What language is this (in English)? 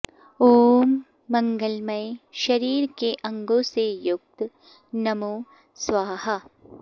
Sanskrit